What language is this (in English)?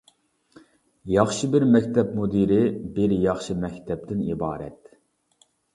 Uyghur